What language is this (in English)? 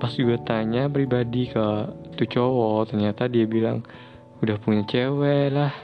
Indonesian